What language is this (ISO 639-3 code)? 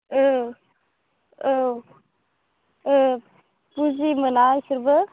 brx